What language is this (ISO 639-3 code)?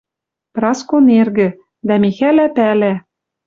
mrj